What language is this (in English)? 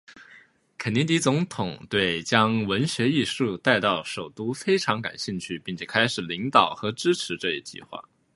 Chinese